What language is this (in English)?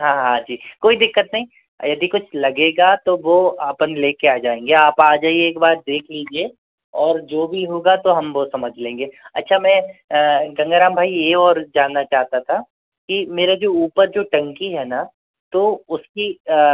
Hindi